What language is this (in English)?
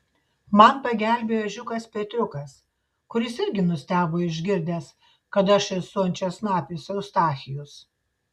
Lithuanian